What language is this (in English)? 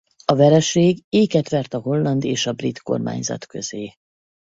Hungarian